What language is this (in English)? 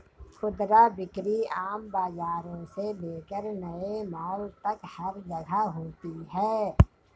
Hindi